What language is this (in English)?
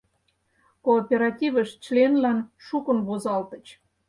Mari